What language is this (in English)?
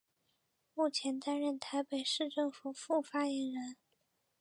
Chinese